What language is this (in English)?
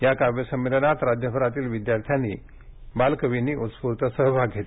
Marathi